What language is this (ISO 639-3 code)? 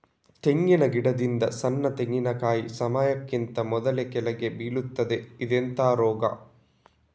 kan